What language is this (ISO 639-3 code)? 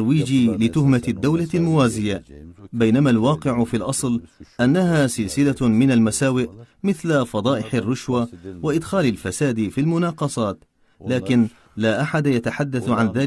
ara